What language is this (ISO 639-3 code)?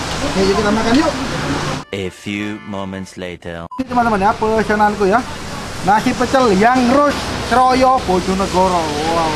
ind